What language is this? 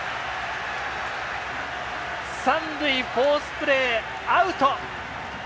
Japanese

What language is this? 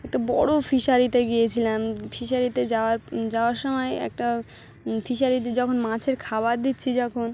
Bangla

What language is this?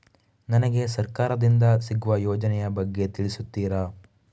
Kannada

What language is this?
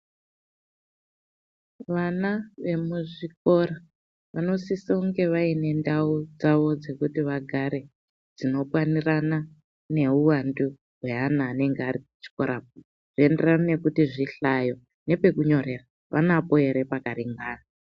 Ndau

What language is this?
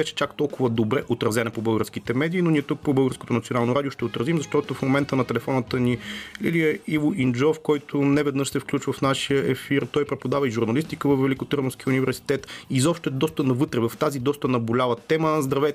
Bulgarian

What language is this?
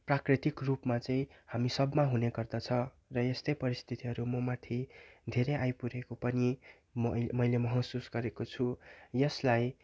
Nepali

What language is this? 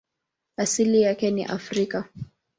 Swahili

